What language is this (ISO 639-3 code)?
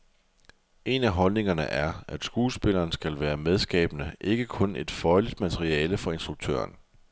dan